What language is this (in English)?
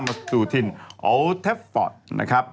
Thai